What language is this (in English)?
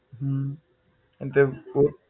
Gujarati